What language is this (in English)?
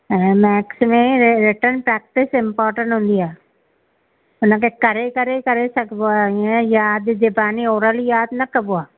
Sindhi